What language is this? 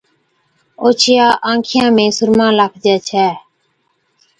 Od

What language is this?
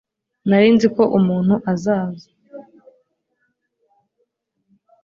Kinyarwanda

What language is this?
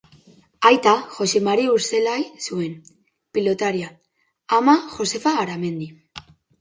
Basque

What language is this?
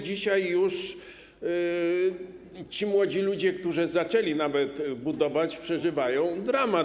Polish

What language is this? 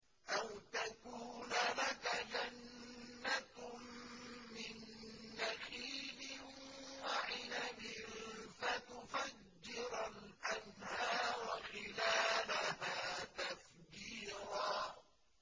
Arabic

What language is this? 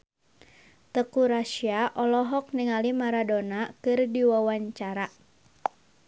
Sundanese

